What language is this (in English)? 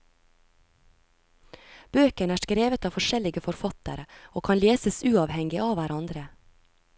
Norwegian